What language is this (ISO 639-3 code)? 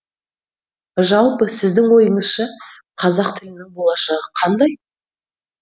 kaz